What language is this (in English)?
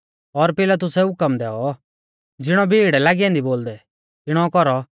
Mahasu Pahari